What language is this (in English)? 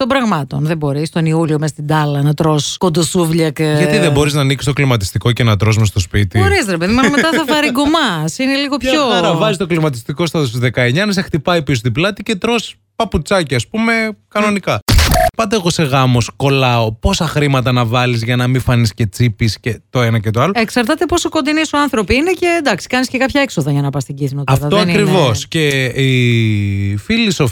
Greek